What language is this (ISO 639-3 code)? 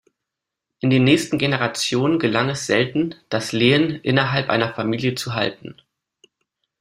deu